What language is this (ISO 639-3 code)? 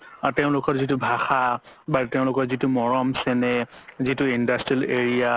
asm